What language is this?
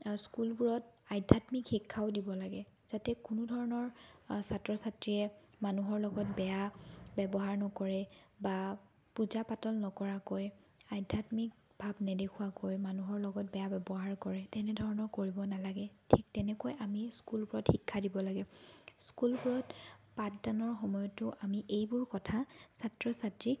Assamese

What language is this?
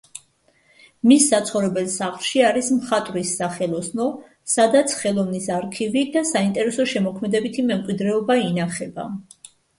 Georgian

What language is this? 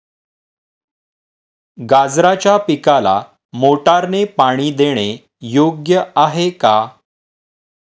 Marathi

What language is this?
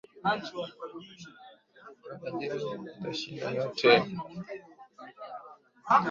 Swahili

